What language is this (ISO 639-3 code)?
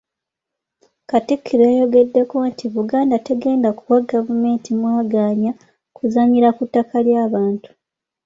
lug